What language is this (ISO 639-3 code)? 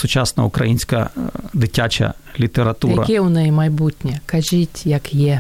ukr